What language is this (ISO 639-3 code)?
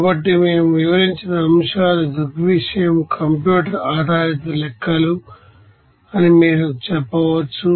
tel